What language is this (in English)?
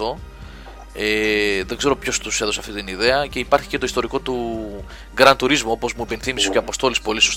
Greek